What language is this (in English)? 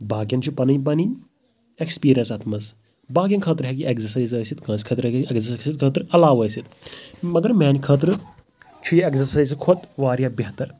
Kashmiri